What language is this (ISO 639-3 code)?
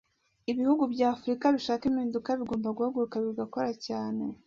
kin